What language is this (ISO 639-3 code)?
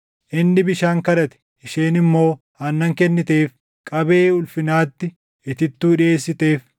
orm